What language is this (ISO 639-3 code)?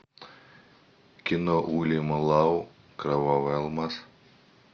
rus